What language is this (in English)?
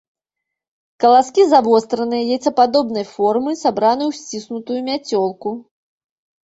Belarusian